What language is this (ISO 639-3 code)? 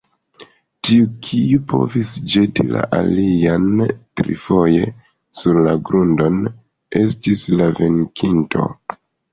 epo